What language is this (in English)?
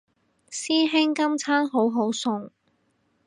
Cantonese